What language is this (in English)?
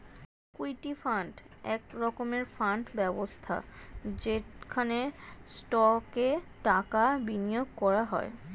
Bangla